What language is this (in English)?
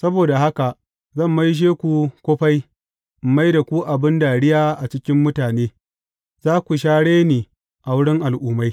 Hausa